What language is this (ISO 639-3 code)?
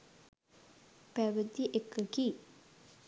sin